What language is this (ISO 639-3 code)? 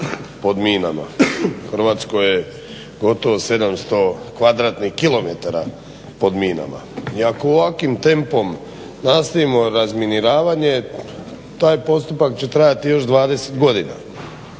hrv